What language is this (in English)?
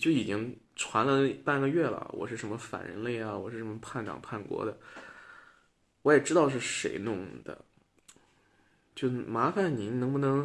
Chinese